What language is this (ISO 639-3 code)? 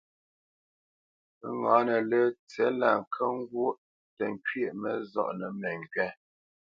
bce